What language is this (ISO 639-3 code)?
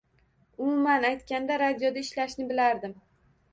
uzb